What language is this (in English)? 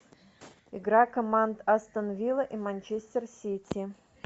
Russian